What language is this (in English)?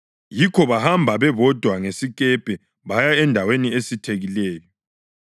North Ndebele